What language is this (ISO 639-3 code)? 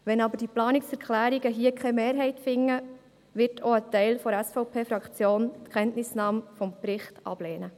gsw